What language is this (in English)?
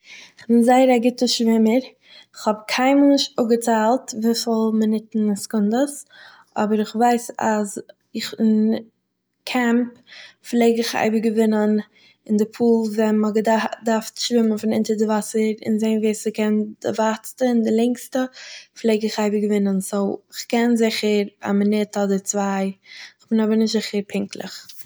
Yiddish